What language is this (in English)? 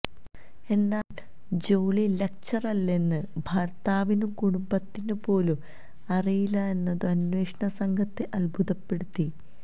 Malayalam